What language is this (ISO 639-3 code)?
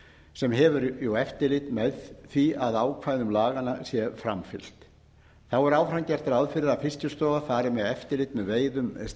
isl